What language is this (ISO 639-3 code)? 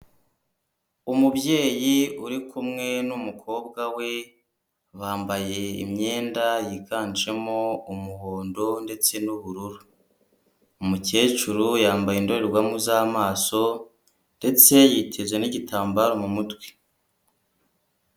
kin